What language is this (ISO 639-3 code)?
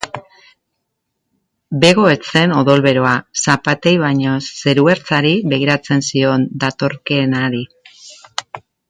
eus